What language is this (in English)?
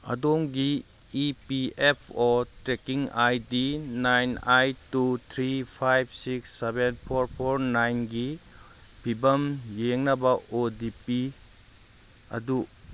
Manipuri